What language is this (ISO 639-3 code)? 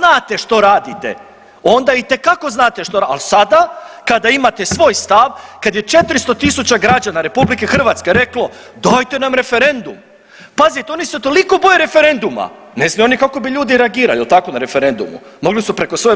hrv